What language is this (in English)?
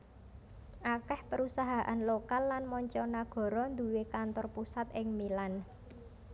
Javanese